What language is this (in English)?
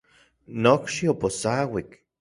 Central Puebla Nahuatl